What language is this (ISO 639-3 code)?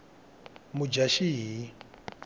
tso